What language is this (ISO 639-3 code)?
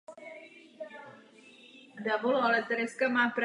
ces